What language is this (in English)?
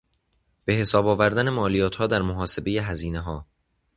Persian